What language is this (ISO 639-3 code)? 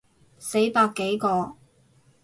yue